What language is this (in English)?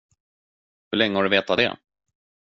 Swedish